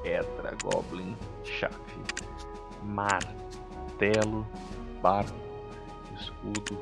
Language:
Portuguese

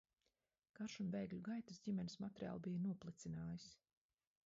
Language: Latvian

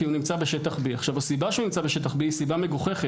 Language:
Hebrew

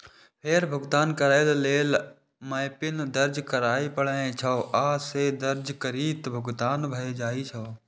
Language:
Maithili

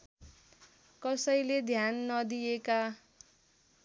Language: Nepali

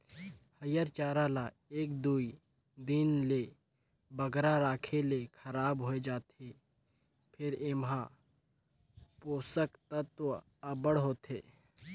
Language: Chhattisgarhi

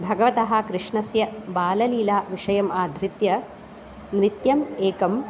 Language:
Sanskrit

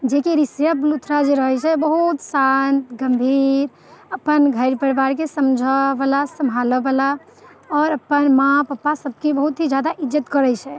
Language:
Maithili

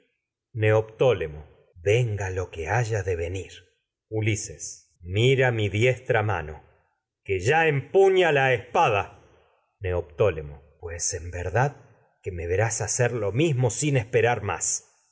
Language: Spanish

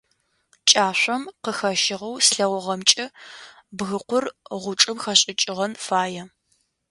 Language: Adyghe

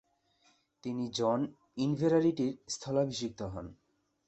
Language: Bangla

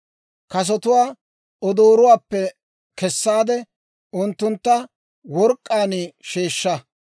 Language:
Dawro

